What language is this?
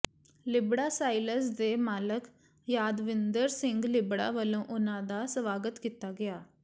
Punjabi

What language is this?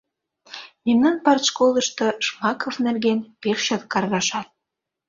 Mari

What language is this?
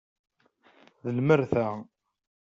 Kabyle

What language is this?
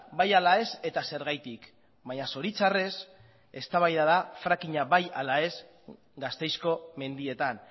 Basque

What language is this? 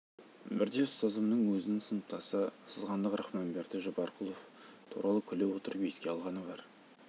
Kazakh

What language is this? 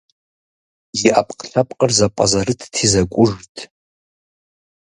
Kabardian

